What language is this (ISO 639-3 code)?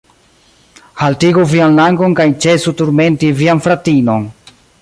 epo